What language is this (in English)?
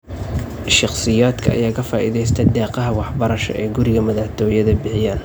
Somali